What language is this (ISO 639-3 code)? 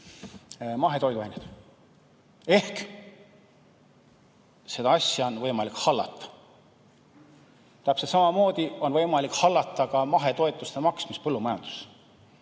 est